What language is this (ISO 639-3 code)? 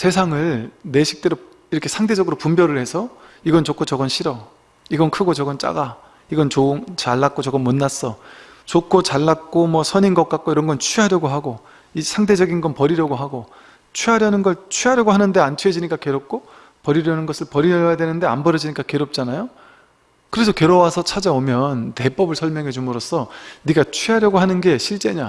kor